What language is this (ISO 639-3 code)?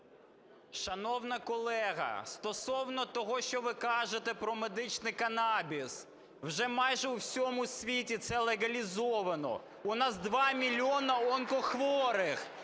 ukr